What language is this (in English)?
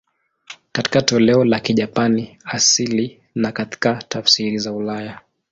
Swahili